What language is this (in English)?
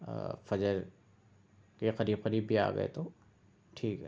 Urdu